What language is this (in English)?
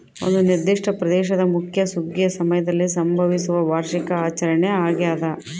Kannada